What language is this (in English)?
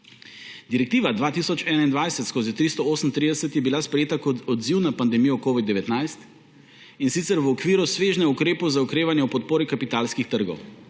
Slovenian